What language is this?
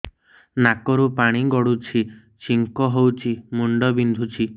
Odia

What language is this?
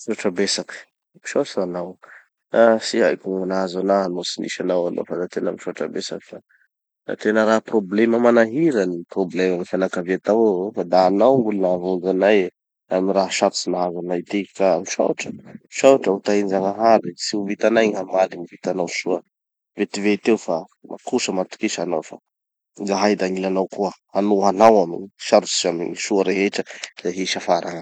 Tanosy Malagasy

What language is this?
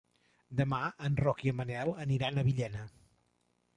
Catalan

